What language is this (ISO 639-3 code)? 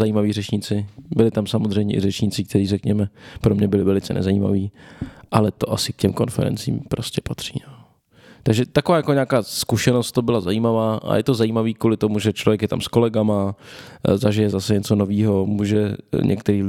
ces